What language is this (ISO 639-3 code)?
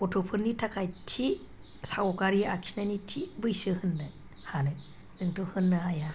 brx